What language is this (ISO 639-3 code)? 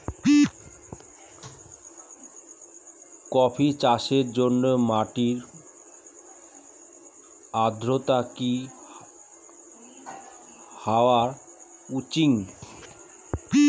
ben